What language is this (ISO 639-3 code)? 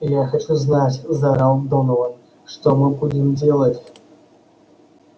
rus